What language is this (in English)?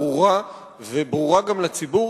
Hebrew